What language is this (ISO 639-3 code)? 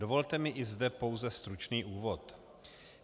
ces